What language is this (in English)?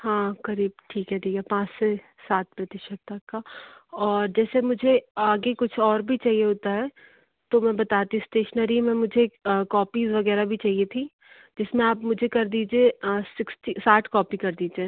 Hindi